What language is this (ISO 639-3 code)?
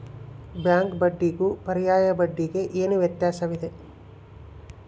kan